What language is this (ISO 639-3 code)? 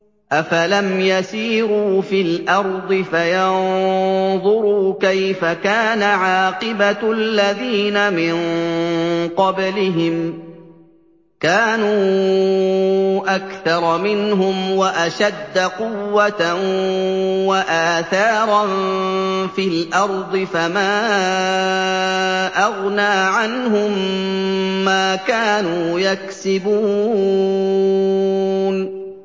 ara